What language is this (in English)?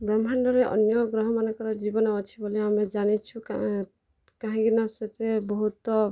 Odia